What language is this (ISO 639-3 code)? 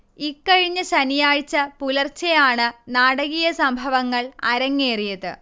mal